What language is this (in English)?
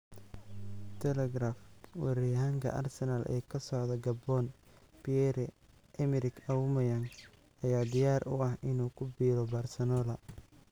Somali